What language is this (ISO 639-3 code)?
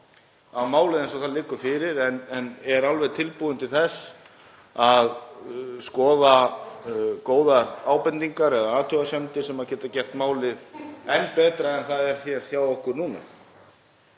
isl